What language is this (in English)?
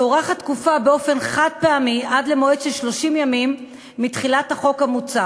Hebrew